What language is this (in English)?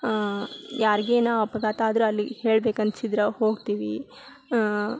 Kannada